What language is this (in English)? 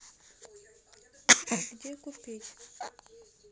Russian